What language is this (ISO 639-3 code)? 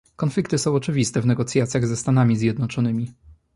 pol